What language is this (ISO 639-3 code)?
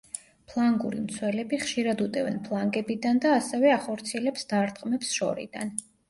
kat